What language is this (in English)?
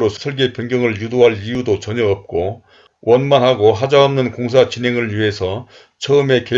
Korean